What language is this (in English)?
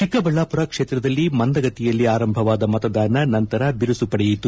Kannada